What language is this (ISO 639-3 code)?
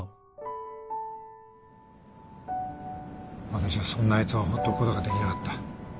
jpn